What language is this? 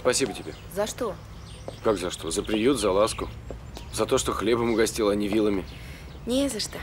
Russian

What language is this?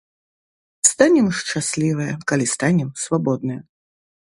Belarusian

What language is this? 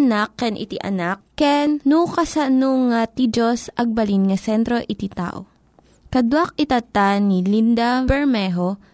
Filipino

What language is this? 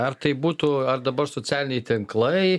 Lithuanian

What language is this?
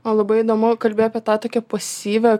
Lithuanian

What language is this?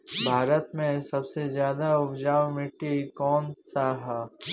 Bhojpuri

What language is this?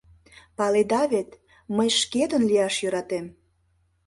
Mari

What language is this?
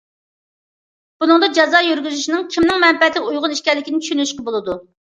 Uyghur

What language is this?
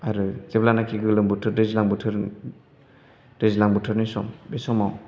Bodo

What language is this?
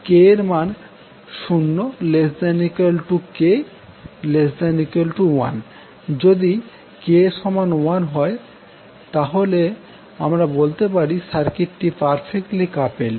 Bangla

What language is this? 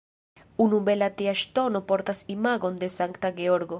Esperanto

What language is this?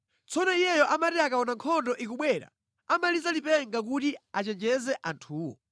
Nyanja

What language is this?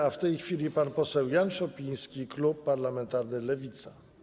Polish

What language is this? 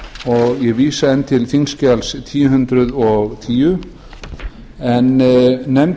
Icelandic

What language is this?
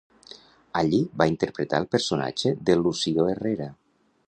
Catalan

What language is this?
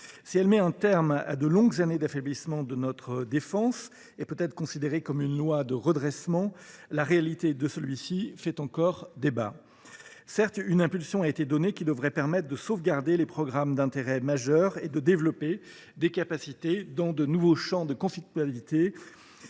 French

